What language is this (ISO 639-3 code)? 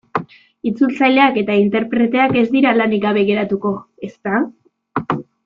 eus